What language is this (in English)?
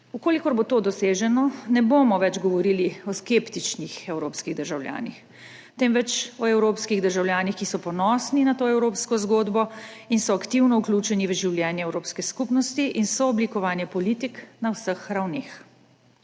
Slovenian